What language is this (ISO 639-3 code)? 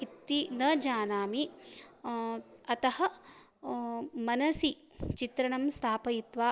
san